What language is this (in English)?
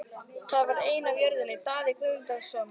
Icelandic